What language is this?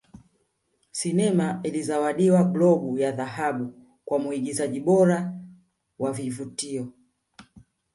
Swahili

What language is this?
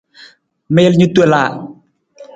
Nawdm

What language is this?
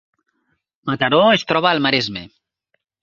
Catalan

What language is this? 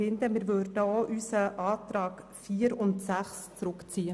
Swiss German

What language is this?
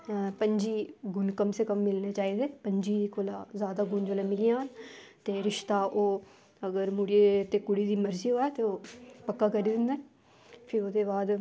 Dogri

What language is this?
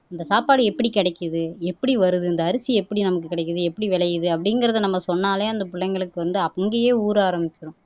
Tamil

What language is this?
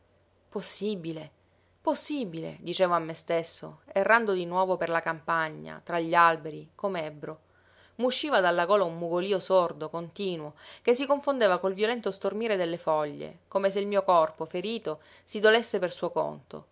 Italian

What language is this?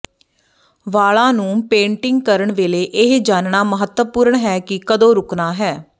Punjabi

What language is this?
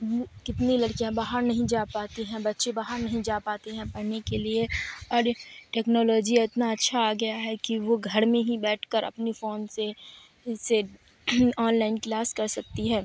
Urdu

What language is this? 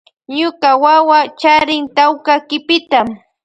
Loja Highland Quichua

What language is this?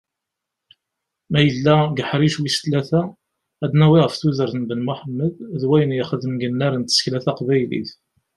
Kabyle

